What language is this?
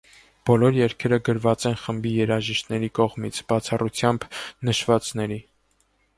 Armenian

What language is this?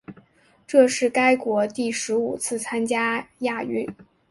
Chinese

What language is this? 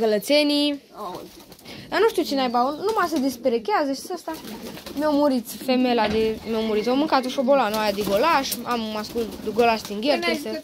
Romanian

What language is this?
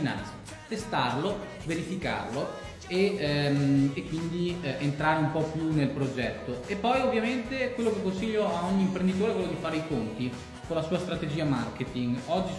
Italian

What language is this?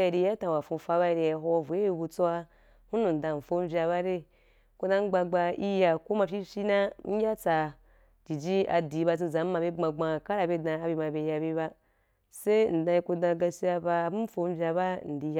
Wapan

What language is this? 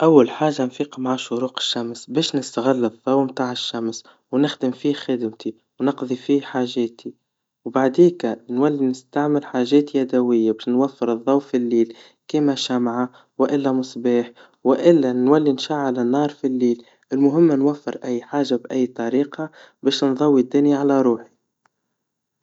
Tunisian Arabic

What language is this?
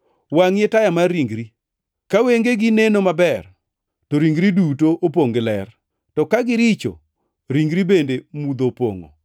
Luo (Kenya and Tanzania)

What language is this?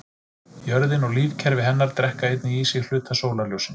Icelandic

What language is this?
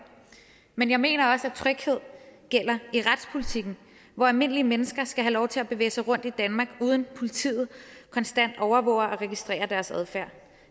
Danish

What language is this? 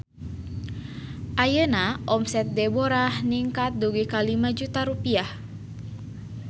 Sundanese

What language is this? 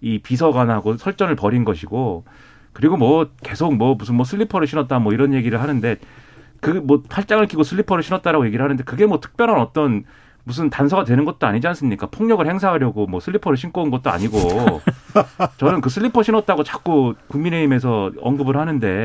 Korean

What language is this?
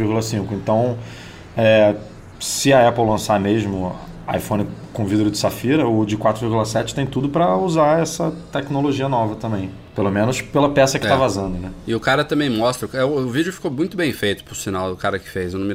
Portuguese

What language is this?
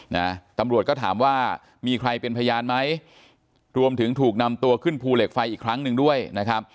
Thai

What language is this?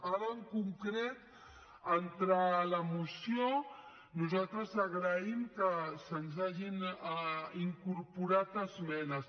Catalan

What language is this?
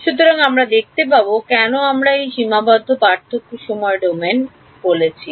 Bangla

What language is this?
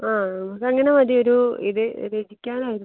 Malayalam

